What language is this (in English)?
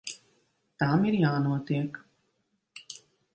Latvian